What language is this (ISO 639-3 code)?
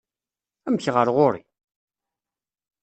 kab